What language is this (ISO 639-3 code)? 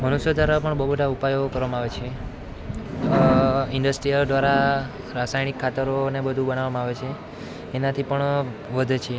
guj